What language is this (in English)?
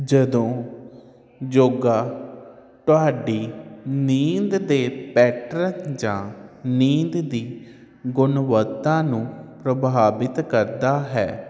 Punjabi